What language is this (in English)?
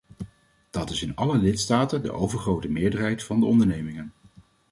Dutch